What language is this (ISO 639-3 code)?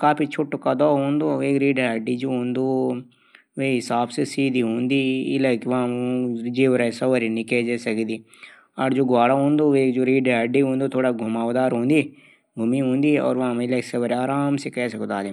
gbm